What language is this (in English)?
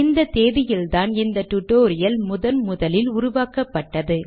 Tamil